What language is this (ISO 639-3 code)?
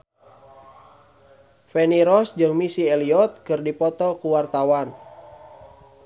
sun